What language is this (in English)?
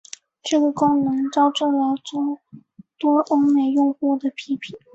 Chinese